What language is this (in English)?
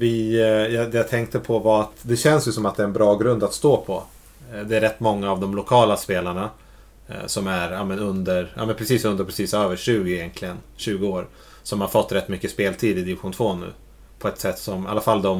Swedish